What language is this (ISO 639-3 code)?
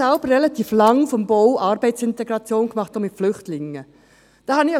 gsw